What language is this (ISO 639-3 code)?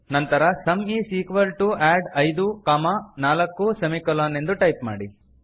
kan